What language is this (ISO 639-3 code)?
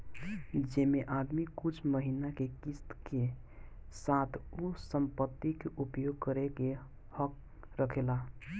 bho